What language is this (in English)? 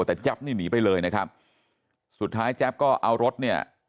Thai